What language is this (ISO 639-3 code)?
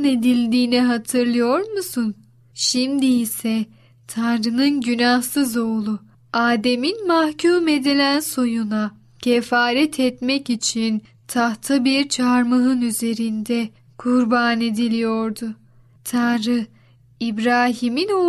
tur